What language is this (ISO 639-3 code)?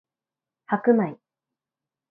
jpn